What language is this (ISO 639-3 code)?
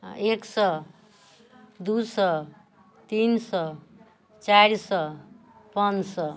mai